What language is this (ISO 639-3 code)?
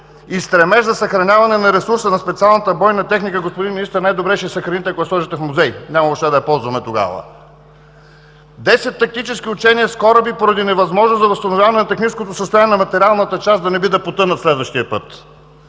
bul